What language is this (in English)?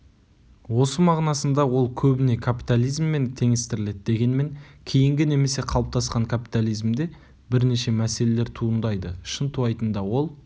Kazakh